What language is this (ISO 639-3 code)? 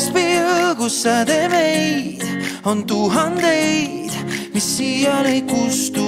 nor